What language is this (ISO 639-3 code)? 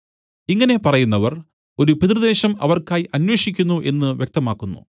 mal